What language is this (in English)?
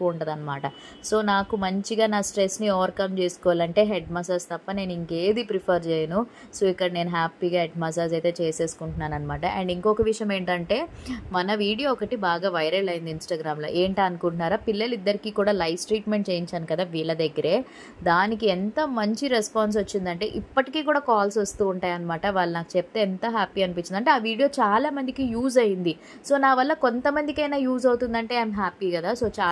Telugu